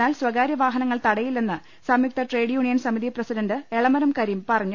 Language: Malayalam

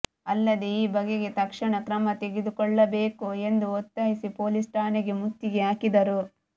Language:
Kannada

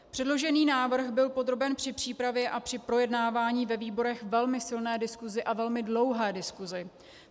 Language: Czech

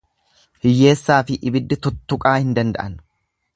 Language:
Oromo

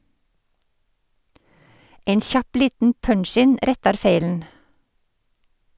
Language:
Norwegian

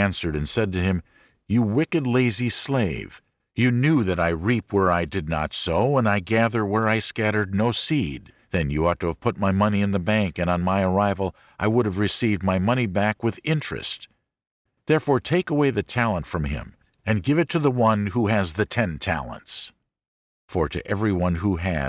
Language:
English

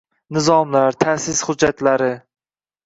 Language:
Uzbek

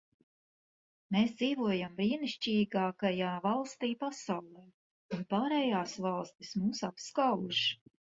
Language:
Latvian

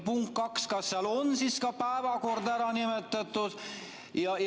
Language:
Estonian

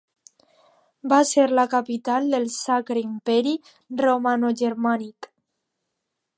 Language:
Catalan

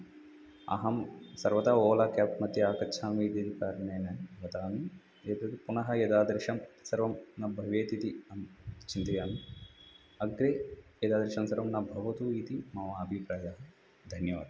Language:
Sanskrit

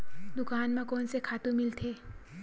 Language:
Chhattisgarhi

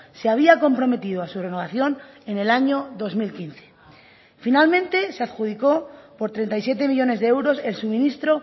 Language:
Spanish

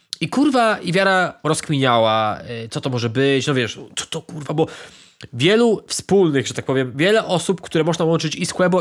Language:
Polish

